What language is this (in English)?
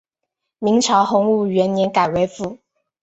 Chinese